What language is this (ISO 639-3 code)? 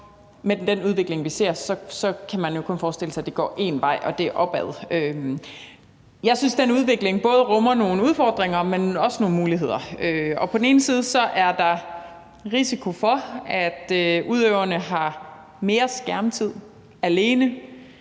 dan